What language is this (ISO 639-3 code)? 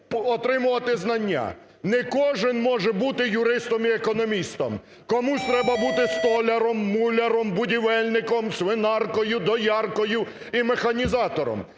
ukr